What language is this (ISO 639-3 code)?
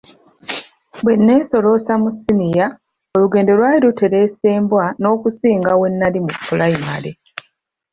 lug